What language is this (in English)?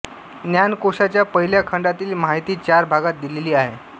Marathi